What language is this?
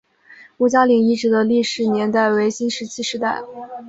Chinese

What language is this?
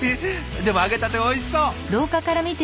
Japanese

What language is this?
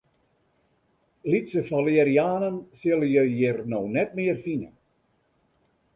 Western Frisian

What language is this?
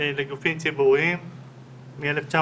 Hebrew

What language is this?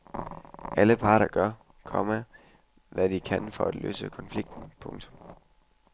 Danish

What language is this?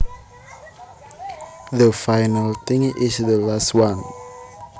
Javanese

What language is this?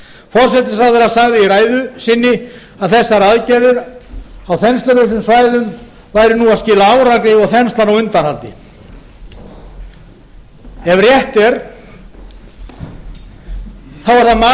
Icelandic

